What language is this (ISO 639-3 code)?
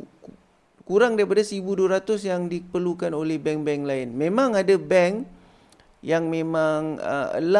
msa